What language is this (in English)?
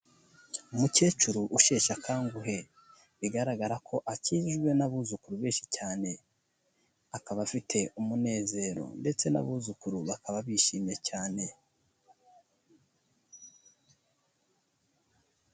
Kinyarwanda